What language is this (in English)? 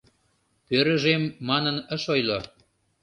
Mari